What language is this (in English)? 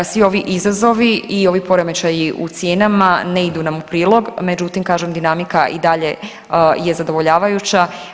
Croatian